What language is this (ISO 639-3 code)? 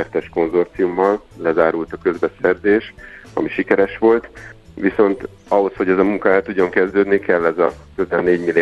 hun